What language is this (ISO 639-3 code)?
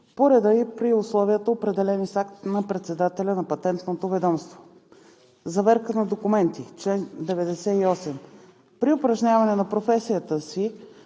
bul